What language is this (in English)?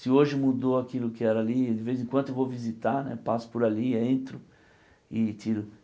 Portuguese